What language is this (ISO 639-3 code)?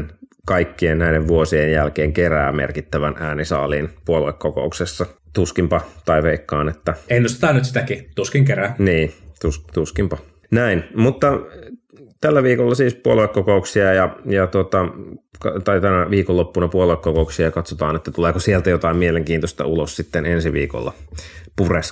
fin